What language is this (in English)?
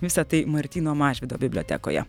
Lithuanian